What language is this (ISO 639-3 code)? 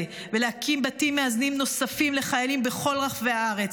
heb